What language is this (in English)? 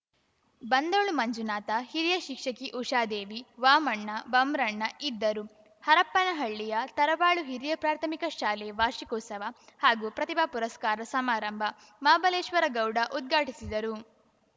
Kannada